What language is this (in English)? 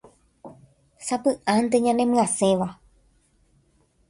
Guarani